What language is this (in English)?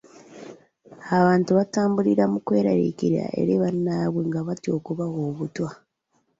Ganda